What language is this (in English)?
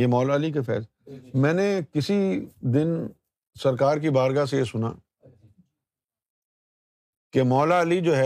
Urdu